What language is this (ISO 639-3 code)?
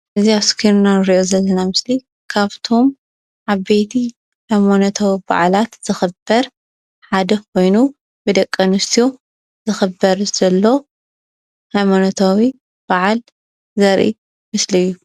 tir